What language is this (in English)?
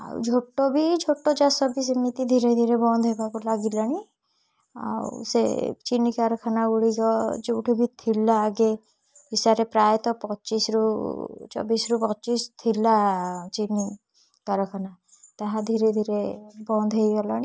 Odia